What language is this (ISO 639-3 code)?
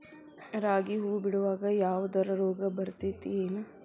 kan